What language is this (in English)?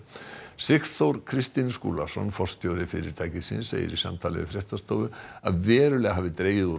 Icelandic